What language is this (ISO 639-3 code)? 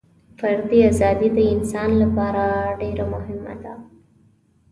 pus